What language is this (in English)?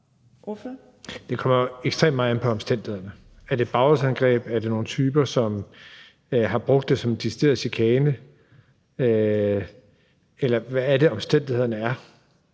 Danish